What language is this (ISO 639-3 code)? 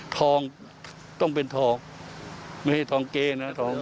tha